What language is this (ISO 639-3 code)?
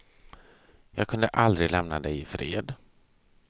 swe